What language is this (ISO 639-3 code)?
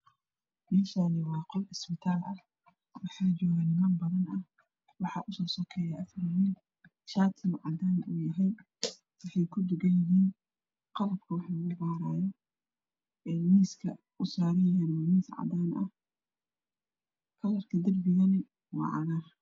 som